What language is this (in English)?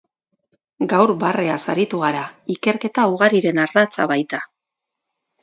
Basque